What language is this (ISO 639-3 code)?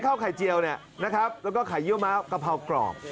tha